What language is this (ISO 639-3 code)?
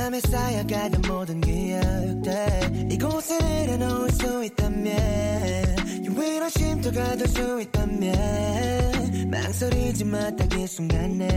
kor